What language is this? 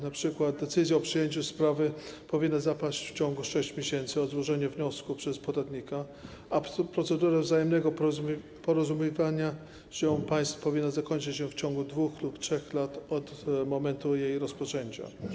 Polish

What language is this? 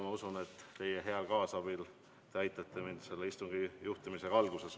Estonian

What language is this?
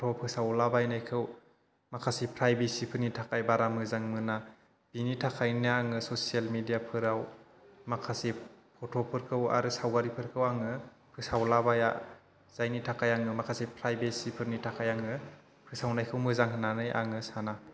Bodo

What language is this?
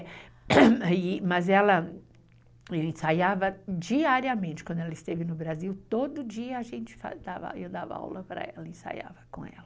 Portuguese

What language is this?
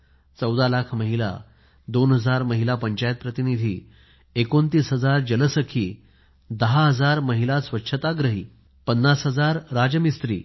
Marathi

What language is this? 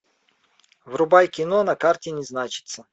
Russian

